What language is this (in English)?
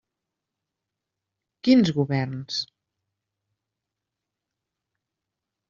Catalan